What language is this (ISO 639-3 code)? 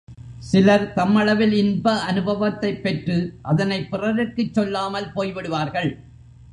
tam